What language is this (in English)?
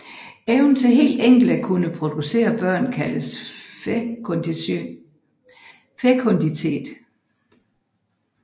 Danish